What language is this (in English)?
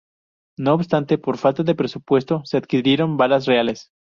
Spanish